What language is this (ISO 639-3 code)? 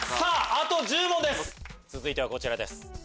jpn